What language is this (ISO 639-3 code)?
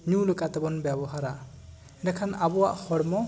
sat